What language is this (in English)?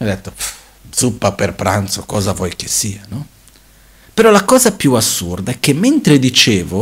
Italian